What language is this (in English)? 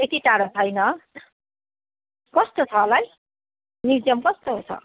Nepali